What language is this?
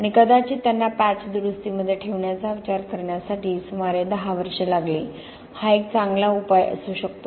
Marathi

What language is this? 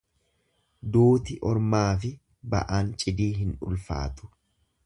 Oromo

